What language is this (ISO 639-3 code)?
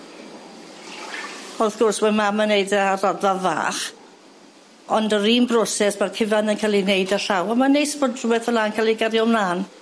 cym